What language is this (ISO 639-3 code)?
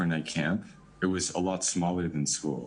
heb